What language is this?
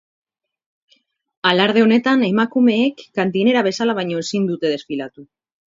Basque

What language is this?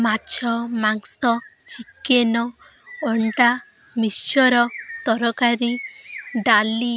Odia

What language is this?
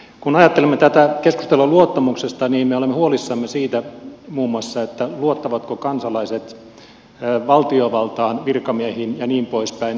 Finnish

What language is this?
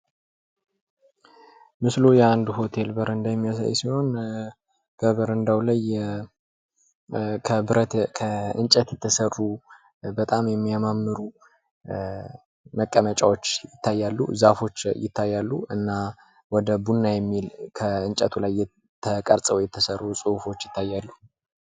Amharic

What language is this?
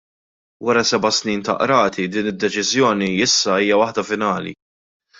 Maltese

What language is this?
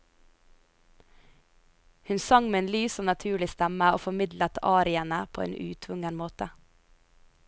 Norwegian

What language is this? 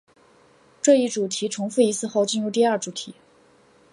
Chinese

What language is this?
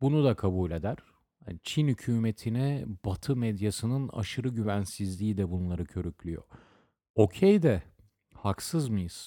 Turkish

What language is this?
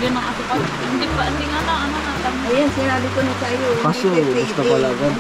Filipino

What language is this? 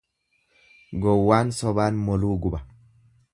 Oromo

